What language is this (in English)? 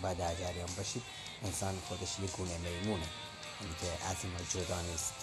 Persian